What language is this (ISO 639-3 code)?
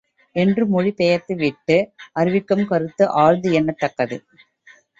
tam